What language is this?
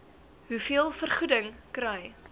Afrikaans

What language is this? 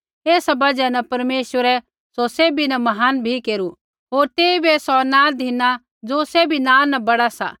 Kullu Pahari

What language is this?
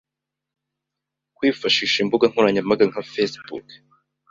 Kinyarwanda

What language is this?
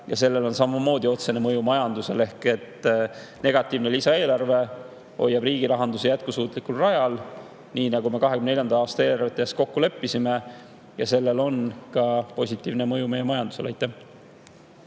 Estonian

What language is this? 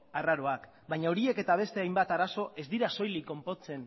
Basque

